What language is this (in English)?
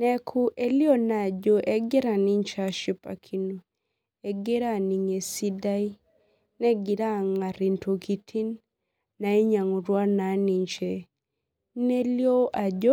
Masai